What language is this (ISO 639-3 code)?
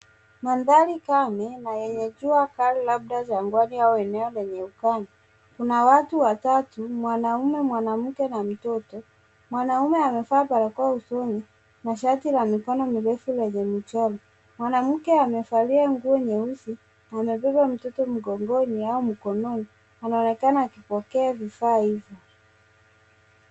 swa